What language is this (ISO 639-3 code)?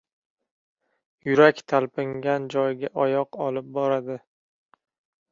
uzb